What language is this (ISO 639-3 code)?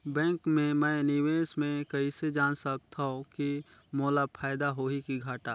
hne